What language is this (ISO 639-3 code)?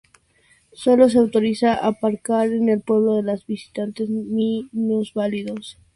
spa